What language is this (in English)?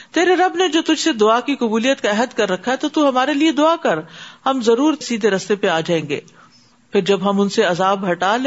Urdu